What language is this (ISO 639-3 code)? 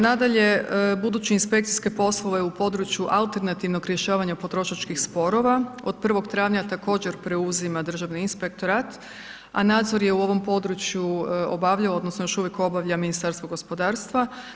hrv